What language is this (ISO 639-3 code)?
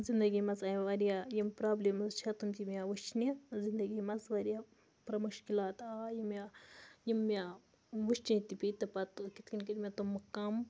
kas